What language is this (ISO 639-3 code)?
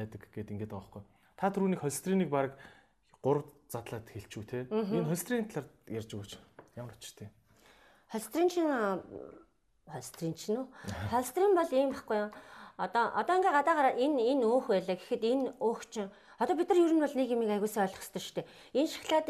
hun